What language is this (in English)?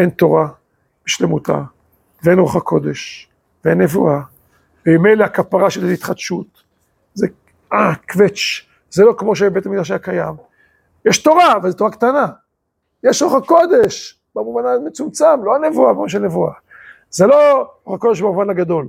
Hebrew